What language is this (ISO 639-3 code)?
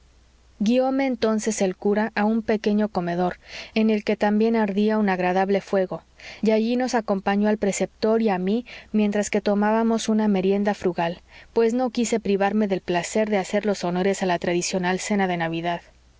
spa